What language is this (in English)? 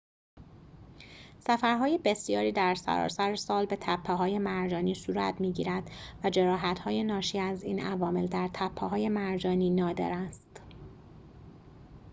Persian